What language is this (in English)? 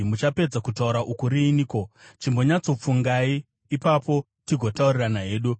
Shona